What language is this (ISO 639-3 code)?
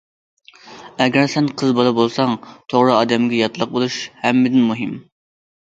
uig